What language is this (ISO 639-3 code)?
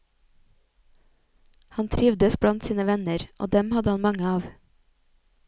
nor